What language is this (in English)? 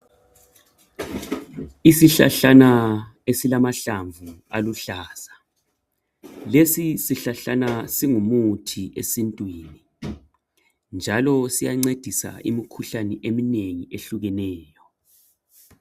North Ndebele